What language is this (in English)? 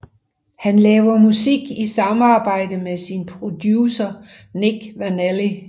Danish